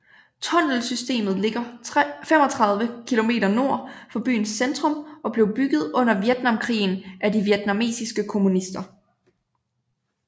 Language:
Danish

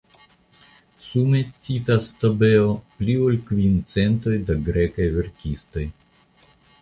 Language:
Esperanto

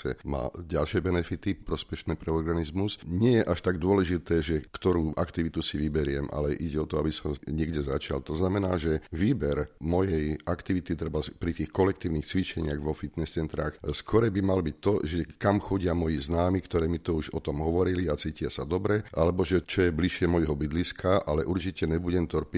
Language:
Slovak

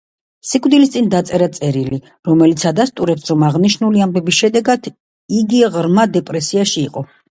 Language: Georgian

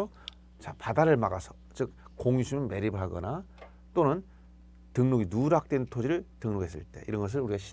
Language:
Korean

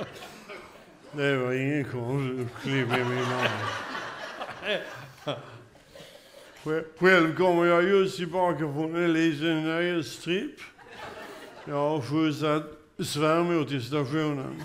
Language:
Swedish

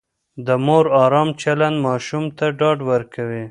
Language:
Pashto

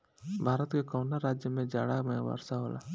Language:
Bhojpuri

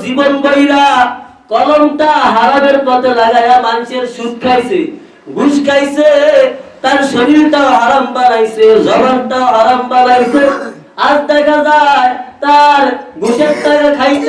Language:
Bangla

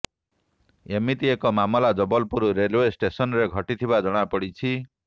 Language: Odia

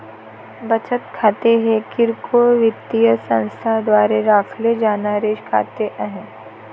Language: Marathi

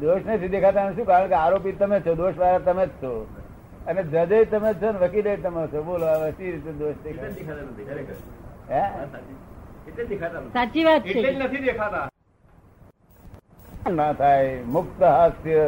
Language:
Gujarati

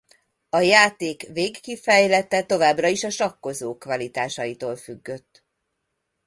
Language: Hungarian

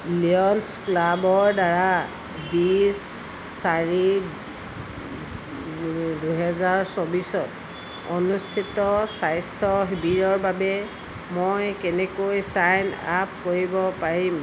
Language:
Assamese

